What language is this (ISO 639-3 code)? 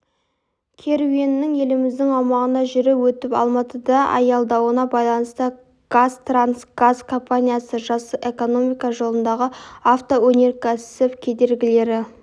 kaz